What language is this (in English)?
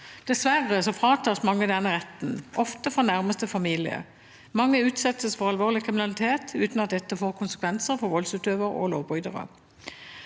Norwegian